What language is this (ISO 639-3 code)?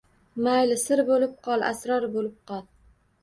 uzb